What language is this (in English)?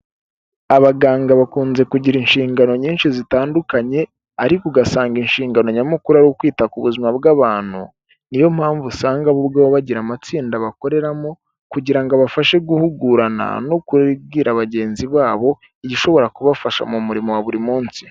Kinyarwanda